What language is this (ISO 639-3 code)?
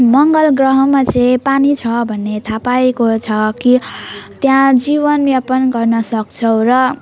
nep